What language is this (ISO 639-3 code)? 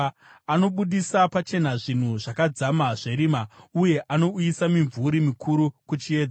sna